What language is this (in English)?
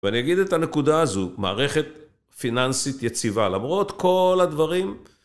Hebrew